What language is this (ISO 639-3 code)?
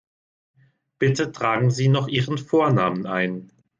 deu